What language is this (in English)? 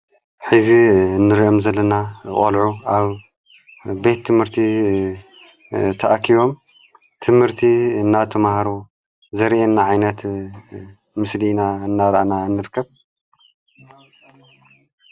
Tigrinya